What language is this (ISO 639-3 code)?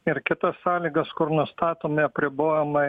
lit